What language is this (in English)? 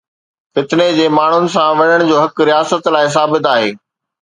Sindhi